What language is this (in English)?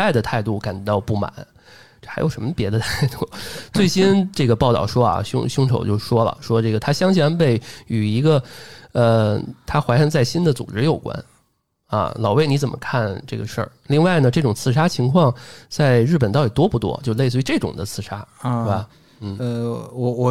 Chinese